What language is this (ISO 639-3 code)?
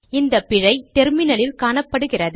tam